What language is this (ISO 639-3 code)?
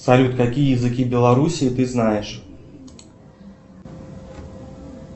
rus